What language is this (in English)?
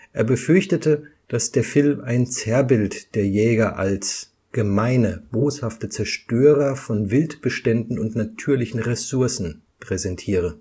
German